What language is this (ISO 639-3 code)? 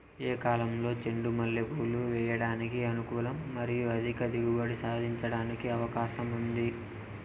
tel